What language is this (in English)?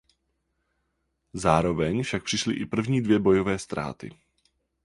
Czech